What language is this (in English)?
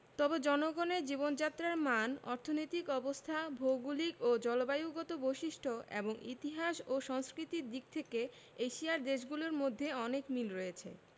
Bangla